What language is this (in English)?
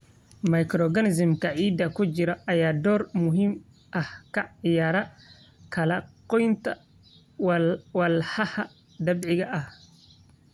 Somali